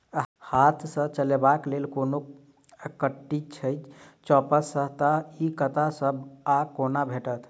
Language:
Maithili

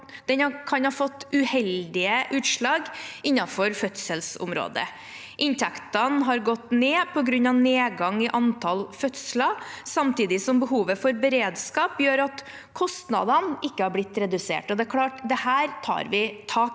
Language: Norwegian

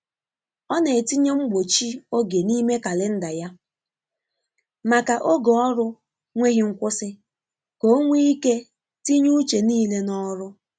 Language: Igbo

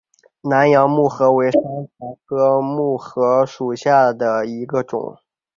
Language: Chinese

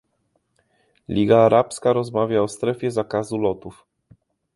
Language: Polish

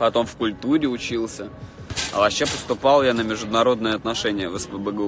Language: Russian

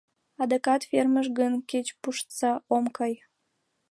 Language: Mari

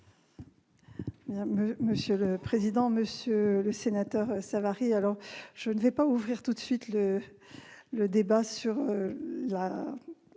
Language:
French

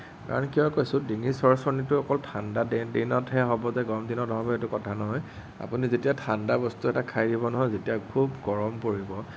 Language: Assamese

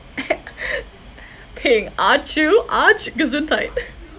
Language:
English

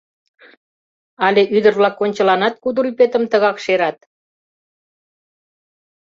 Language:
Mari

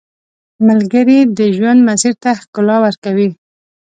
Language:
Pashto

